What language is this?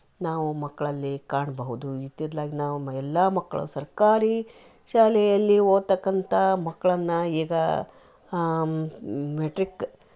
Kannada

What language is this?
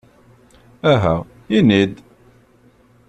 Kabyle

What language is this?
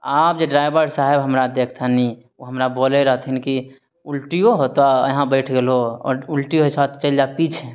Maithili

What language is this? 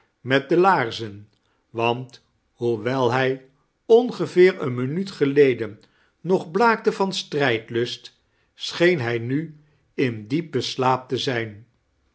Dutch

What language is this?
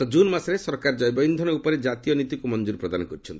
Odia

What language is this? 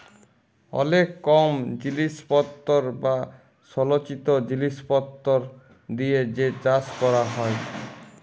Bangla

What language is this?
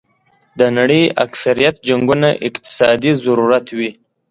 Pashto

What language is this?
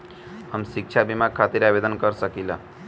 Bhojpuri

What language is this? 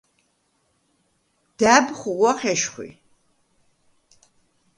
Svan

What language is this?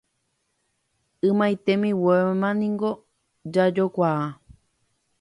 Guarani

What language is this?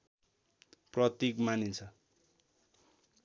Nepali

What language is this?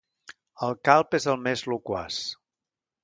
Catalan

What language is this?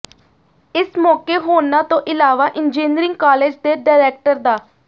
Punjabi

